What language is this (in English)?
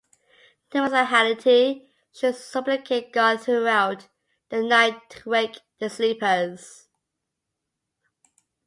English